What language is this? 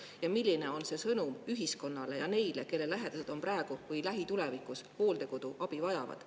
Estonian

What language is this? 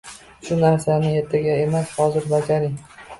Uzbek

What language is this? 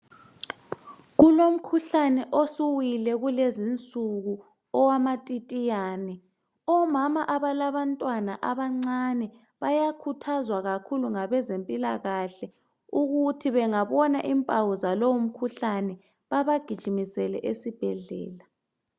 North Ndebele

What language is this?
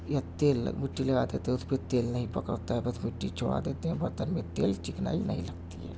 Urdu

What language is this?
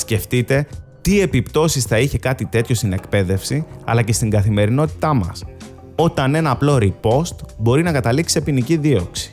Greek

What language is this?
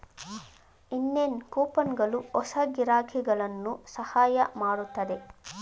Kannada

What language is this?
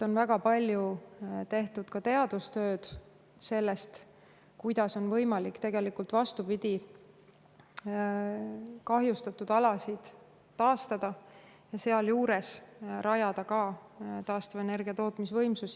Estonian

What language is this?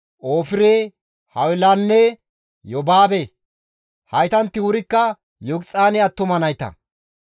Gamo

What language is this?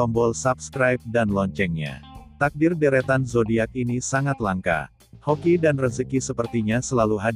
Indonesian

